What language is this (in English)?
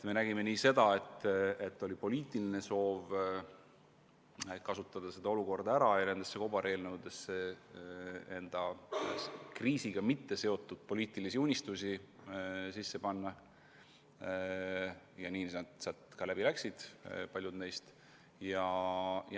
Estonian